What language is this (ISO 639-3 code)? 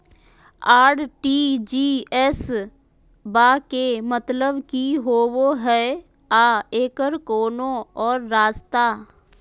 mag